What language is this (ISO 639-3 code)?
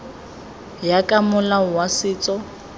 tsn